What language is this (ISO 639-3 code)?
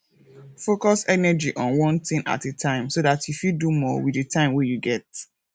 pcm